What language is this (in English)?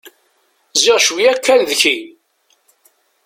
Kabyle